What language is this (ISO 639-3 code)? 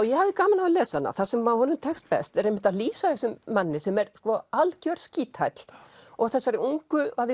isl